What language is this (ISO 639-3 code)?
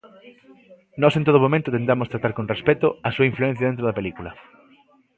glg